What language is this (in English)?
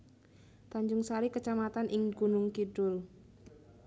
Javanese